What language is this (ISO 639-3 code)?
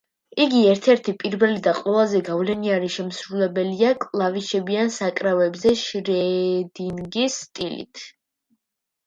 kat